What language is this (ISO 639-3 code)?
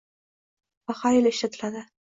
uzb